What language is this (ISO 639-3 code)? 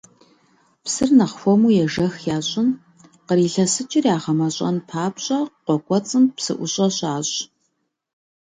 kbd